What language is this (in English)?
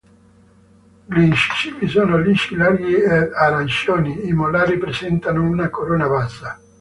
Italian